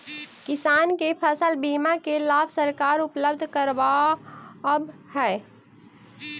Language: Magahi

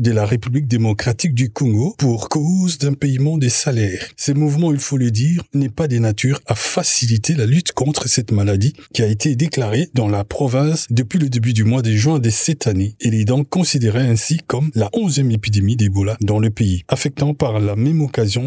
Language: French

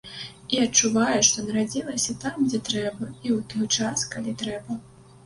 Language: Belarusian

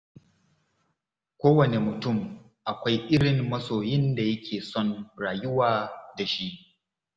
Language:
Hausa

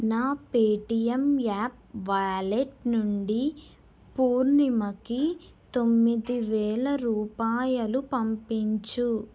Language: Telugu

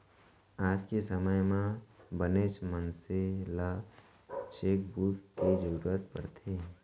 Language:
Chhattisgarhi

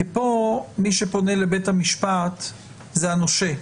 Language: Hebrew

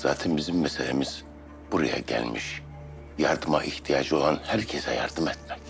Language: Turkish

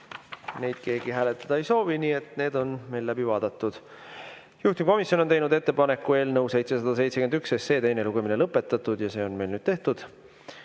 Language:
Estonian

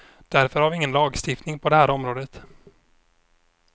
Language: Swedish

